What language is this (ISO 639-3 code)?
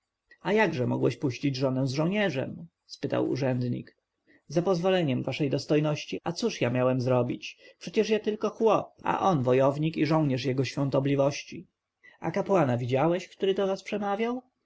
pol